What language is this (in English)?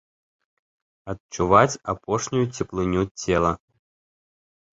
Belarusian